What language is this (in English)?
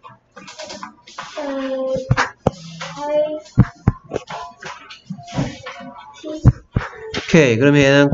Korean